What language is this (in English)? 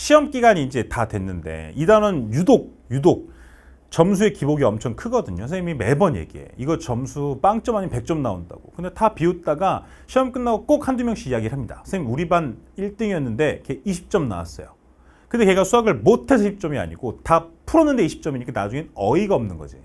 Korean